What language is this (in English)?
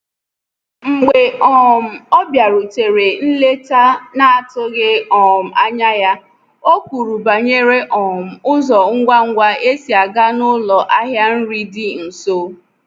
Igbo